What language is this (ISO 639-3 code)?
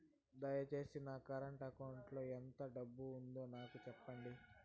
tel